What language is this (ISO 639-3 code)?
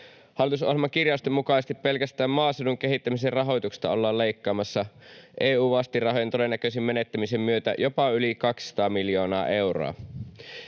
fin